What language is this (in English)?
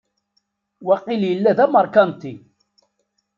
Kabyle